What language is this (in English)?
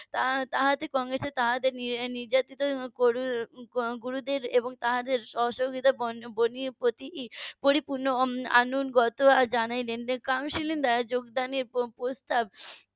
Bangla